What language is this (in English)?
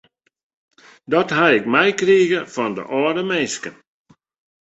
Western Frisian